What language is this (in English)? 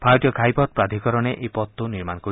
Assamese